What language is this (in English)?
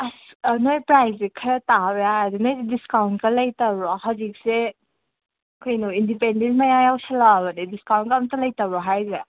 Manipuri